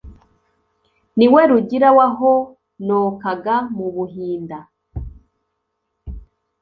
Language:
Kinyarwanda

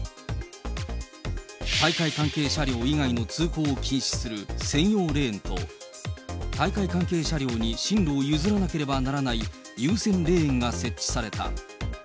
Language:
Japanese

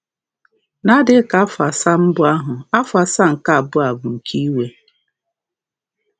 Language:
Igbo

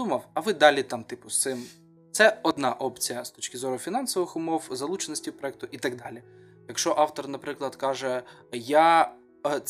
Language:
Ukrainian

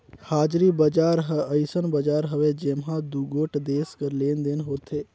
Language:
Chhattisgarhi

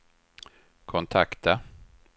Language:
Swedish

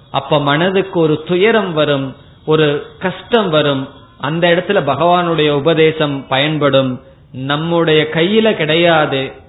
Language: Tamil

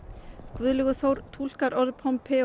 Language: Icelandic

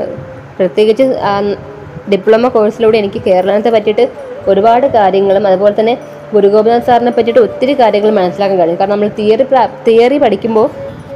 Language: Malayalam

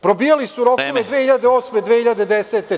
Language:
Serbian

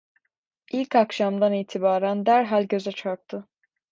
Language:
Turkish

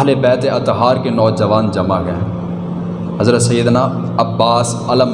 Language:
Urdu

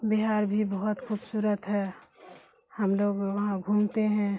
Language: Urdu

